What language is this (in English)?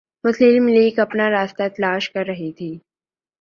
Urdu